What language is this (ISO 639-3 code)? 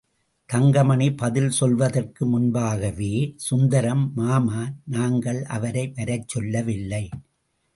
tam